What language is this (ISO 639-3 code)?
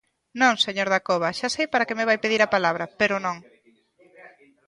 glg